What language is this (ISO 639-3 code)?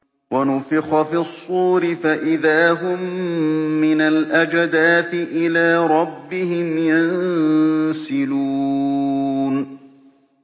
ara